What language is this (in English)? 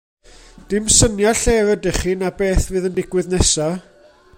Welsh